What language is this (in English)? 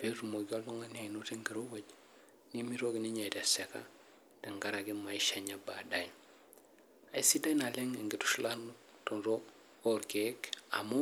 Masai